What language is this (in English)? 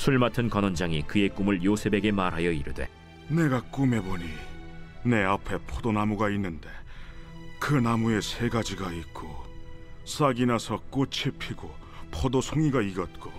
Korean